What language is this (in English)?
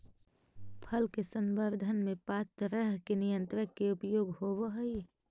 Magahi